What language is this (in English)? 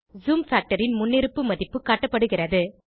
Tamil